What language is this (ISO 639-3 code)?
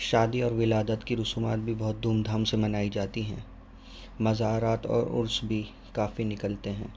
urd